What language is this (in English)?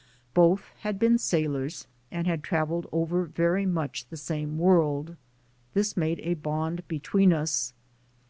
English